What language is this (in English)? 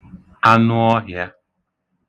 Igbo